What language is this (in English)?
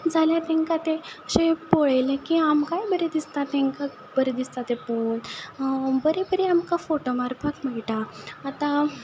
Konkani